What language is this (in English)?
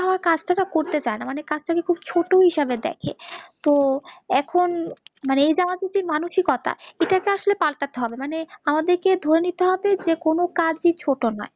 Bangla